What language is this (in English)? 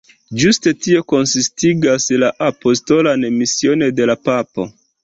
Esperanto